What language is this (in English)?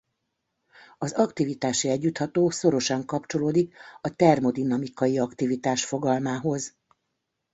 Hungarian